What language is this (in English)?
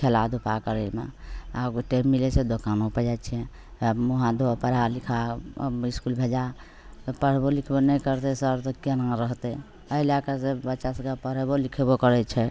Maithili